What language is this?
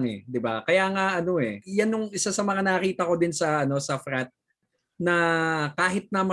Filipino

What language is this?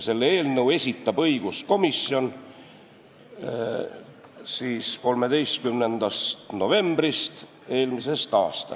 Estonian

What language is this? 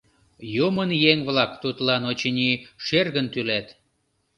Mari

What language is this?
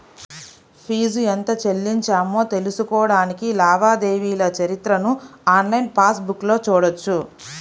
Telugu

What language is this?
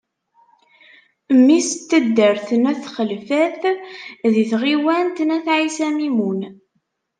Kabyle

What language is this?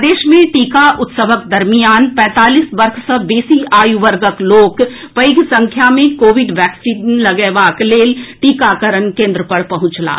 Maithili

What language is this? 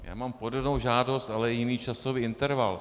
Czech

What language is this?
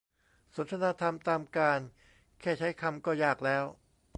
Thai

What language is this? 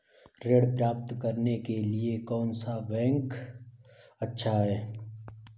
Hindi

